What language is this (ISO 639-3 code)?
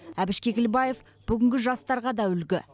kaz